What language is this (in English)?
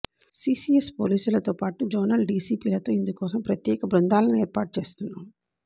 Telugu